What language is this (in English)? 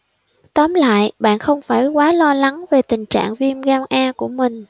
Vietnamese